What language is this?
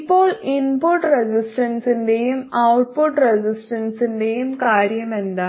Malayalam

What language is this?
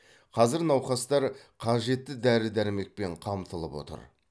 Kazakh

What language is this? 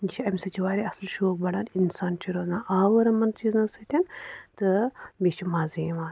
Kashmiri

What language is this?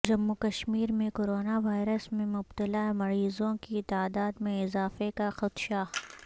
Urdu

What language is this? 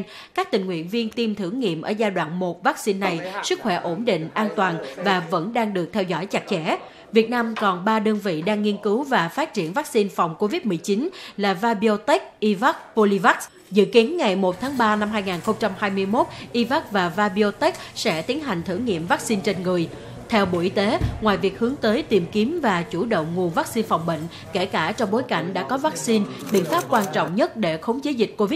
Vietnamese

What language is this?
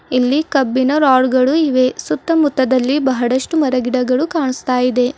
Kannada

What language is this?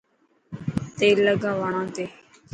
Dhatki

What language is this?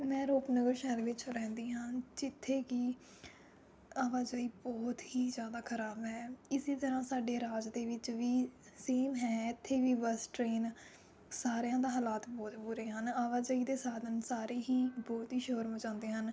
Punjabi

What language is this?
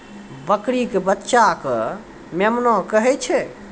Maithili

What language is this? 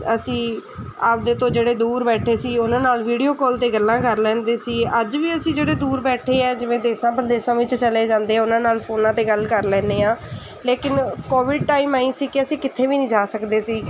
Punjabi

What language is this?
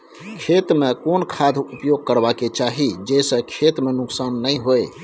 Maithili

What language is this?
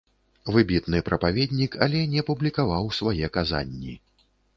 Belarusian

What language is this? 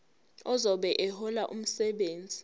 Zulu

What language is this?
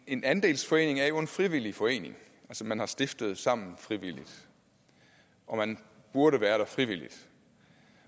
Danish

